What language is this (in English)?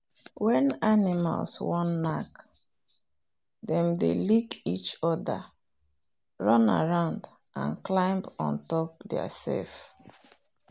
Nigerian Pidgin